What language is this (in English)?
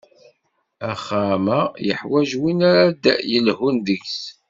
Kabyle